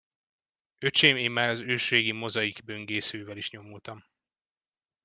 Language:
Hungarian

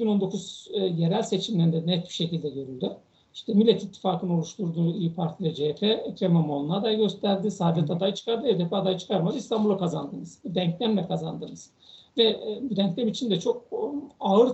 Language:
Turkish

